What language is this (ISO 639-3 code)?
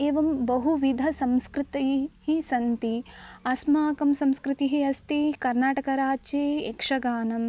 san